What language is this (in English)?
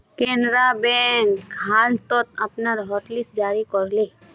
Magahi